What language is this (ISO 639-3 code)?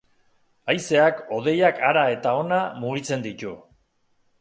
eus